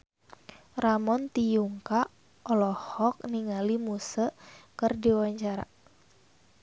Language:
Sundanese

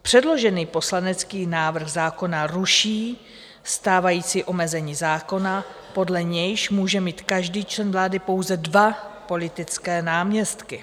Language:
Czech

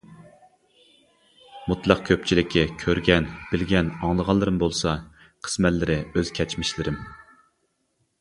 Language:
Uyghur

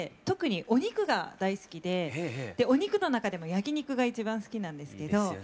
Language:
Japanese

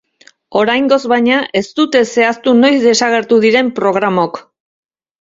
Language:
Basque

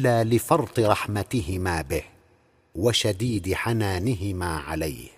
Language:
Arabic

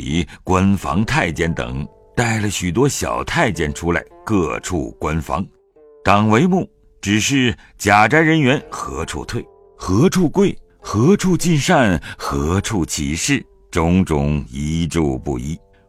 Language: Chinese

